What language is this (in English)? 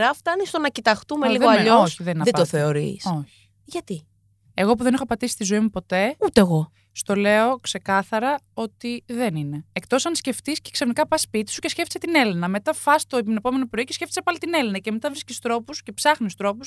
Greek